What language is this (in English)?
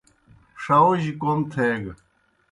Kohistani Shina